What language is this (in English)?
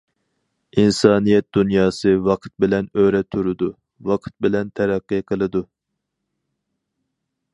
Uyghur